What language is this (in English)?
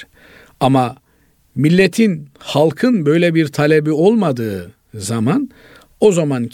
Turkish